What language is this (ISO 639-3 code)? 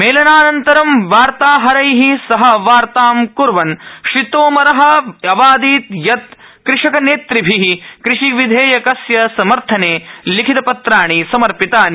san